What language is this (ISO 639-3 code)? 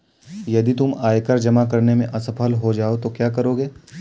hin